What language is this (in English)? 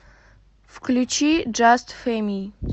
Russian